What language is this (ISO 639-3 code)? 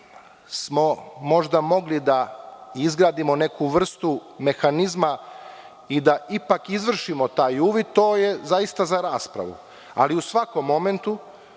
srp